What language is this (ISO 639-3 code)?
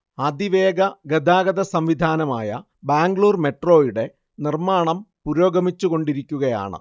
mal